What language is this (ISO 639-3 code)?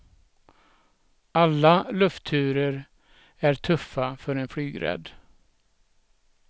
swe